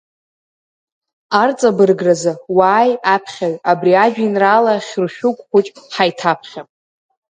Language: Abkhazian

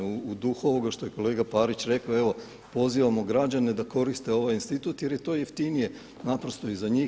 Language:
Croatian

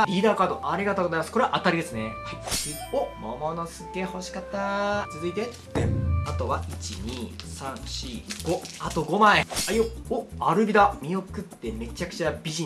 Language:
Japanese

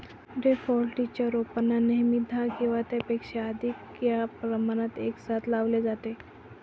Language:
Marathi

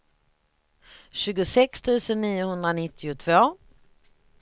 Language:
Swedish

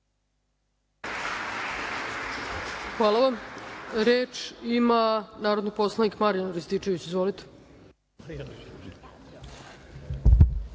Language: Serbian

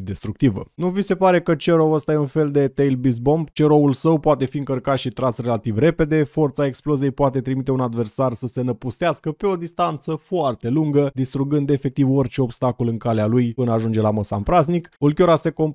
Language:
Romanian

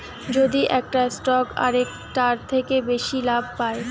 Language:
Bangla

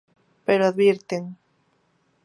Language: Galician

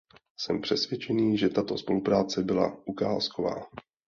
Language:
Czech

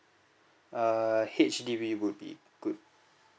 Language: English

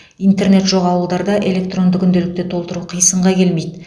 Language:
Kazakh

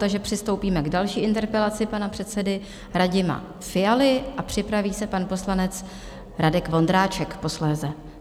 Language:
Czech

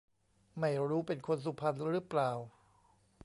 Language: Thai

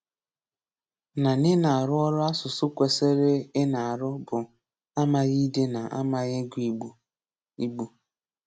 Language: Igbo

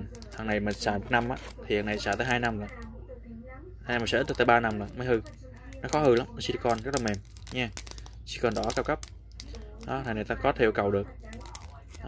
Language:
Vietnamese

